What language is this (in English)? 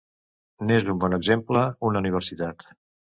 Catalan